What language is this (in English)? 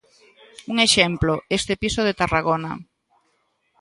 Galician